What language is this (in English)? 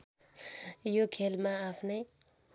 Nepali